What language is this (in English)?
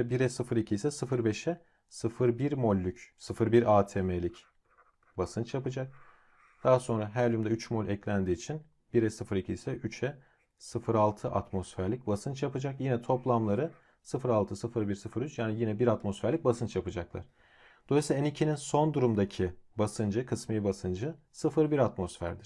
Turkish